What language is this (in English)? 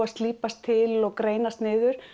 Icelandic